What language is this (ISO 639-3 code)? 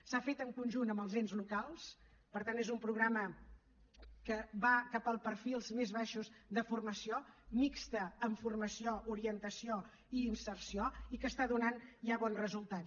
cat